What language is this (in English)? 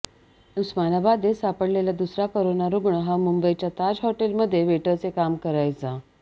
Marathi